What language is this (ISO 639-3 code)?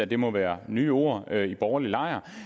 dan